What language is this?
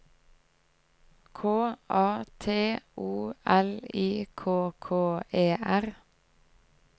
Norwegian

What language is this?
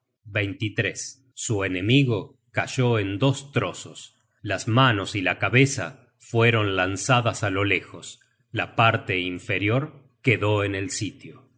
Spanish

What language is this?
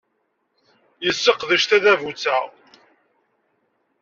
Kabyle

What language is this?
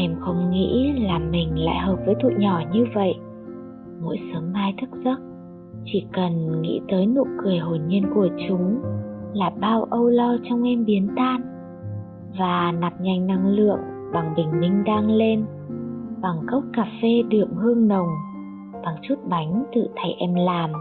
Vietnamese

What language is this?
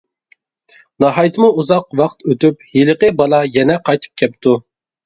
Uyghur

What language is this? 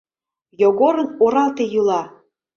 Mari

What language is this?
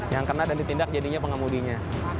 Indonesian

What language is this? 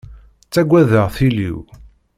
Kabyle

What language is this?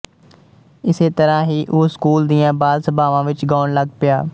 Punjabi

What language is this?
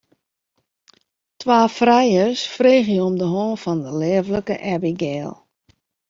Western Frisian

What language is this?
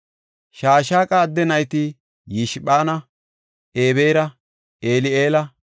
Gofa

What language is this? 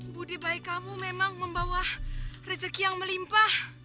Indonesian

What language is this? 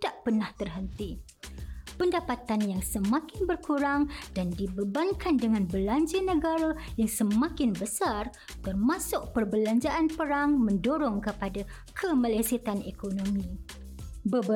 Malay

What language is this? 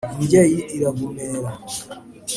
Kinyarwanda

